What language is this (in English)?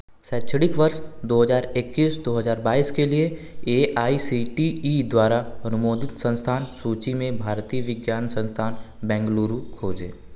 Hindi